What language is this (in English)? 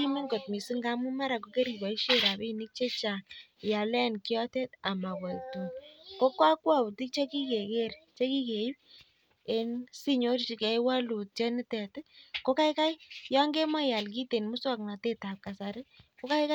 Kalenjin